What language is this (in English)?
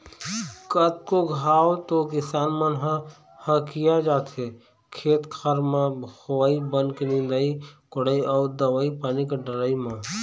Chhattisgarhi